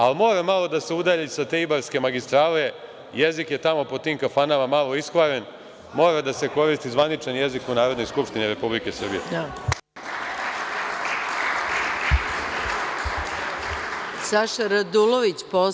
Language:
Serbian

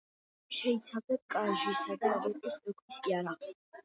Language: Georgian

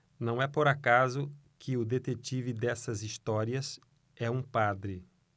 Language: Portuguese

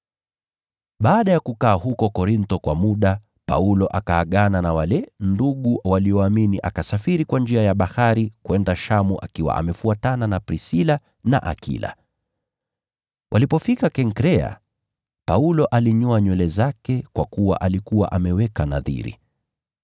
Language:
Swahili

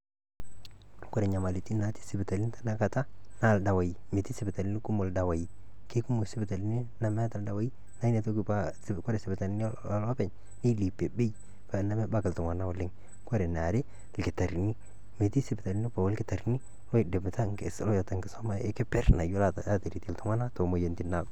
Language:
Masai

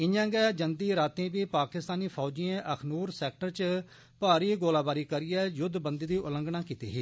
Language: Dogri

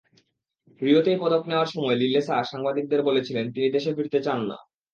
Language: Bangla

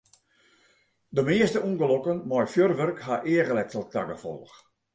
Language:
Western Frisian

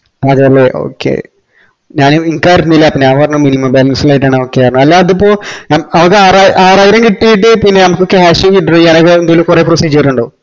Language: Malayalam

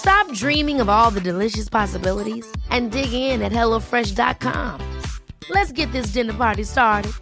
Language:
French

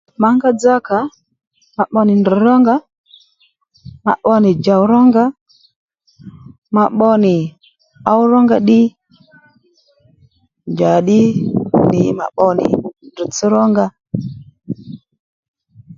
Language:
Lendu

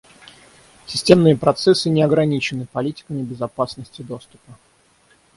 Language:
Russian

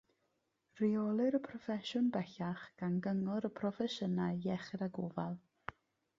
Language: Welsh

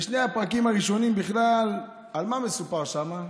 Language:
Hebrew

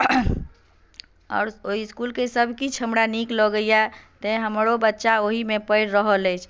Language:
Maithili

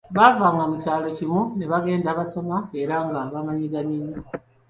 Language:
Ganda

